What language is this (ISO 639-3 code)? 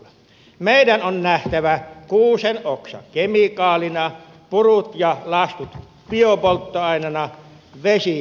fin